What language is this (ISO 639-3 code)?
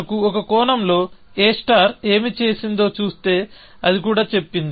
tel